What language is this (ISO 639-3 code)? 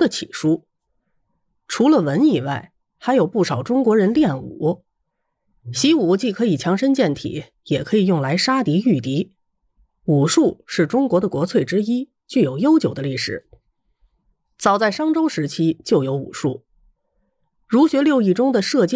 zho